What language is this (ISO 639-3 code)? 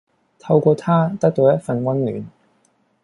yue